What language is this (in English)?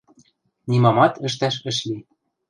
Western Mari